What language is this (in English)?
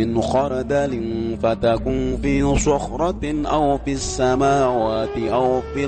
Indonesian